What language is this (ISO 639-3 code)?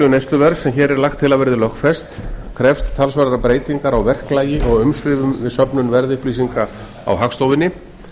isl